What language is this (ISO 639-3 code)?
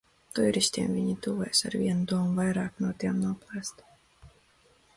lav